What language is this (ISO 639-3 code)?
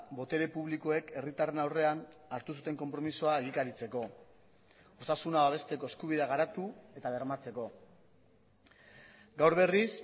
eus